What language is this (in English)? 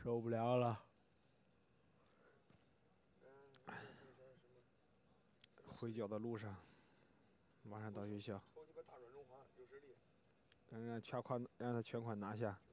Chinese